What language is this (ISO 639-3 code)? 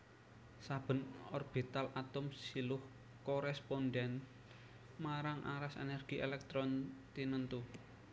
jav